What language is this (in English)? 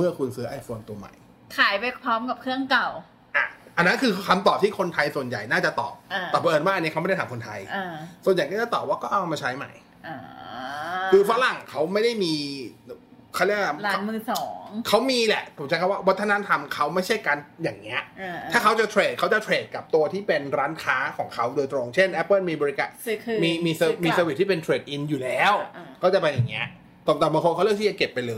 Thai